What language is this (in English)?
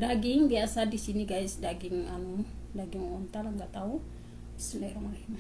Indonesian